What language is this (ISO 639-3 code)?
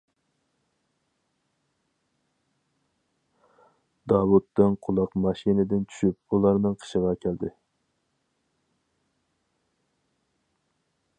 uig